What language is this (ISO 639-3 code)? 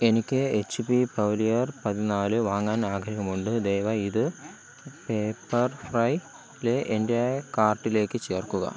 mal